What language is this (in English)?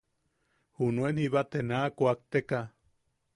Yaqui